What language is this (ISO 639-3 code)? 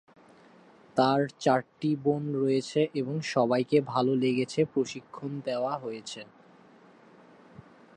ben